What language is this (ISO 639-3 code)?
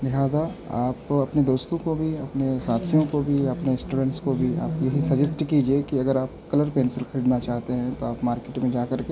urd